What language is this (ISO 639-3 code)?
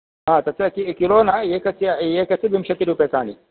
san